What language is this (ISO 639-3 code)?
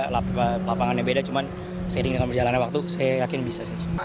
ind